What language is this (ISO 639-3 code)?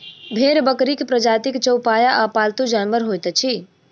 mai